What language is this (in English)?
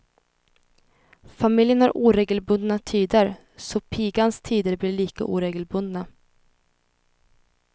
Swedish